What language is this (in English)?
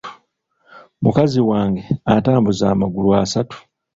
Ganda